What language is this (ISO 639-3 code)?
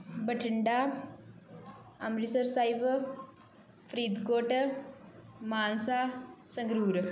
pan